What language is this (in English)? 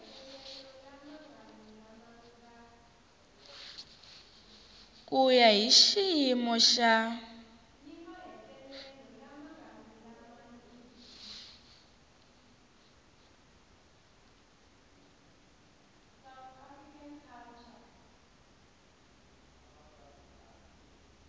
Tsonga